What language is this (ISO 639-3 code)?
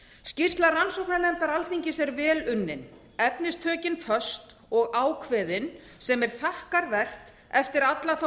isl